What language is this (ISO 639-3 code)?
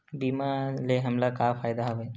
hne